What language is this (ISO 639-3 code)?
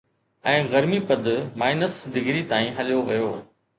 snd